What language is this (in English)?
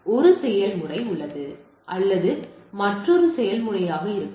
Tamil